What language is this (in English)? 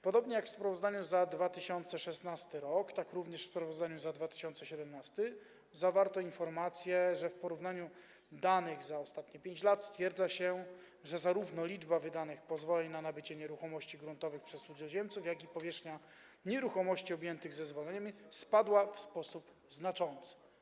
Polish